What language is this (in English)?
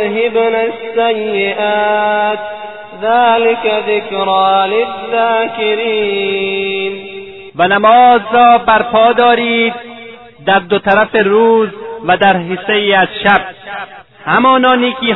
Persian